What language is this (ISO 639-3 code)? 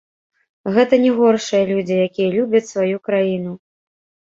bel